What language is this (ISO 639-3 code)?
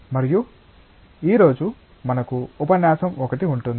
tel